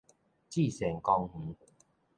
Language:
Min Nan Chinese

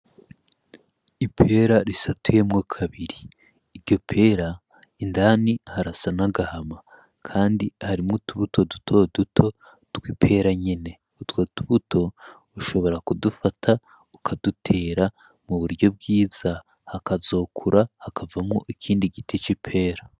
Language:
Rundi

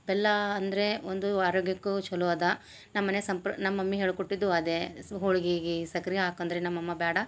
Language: Kannada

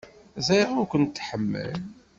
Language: Kabyle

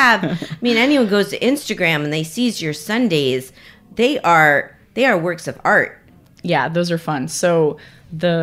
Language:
English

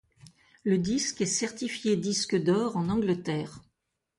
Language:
French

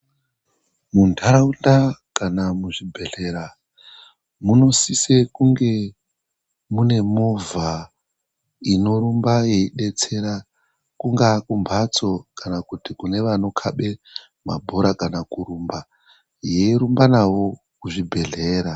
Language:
Ndau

